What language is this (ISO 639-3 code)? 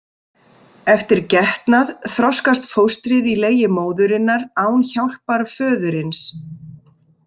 isl